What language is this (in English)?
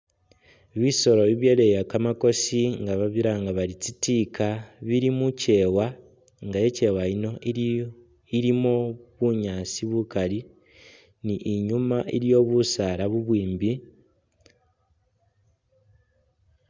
Masaaba